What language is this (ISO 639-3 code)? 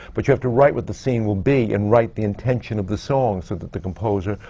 eng